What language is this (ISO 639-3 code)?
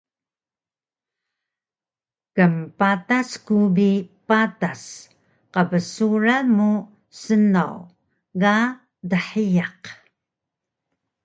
trv